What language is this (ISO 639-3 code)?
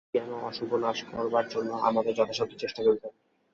ben